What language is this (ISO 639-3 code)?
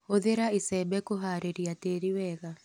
kik